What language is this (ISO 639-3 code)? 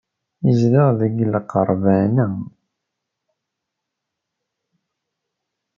kab